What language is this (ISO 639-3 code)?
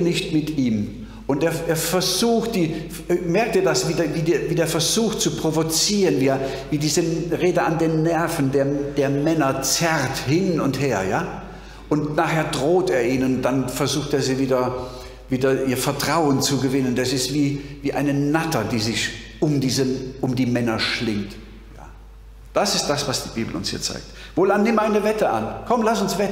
deu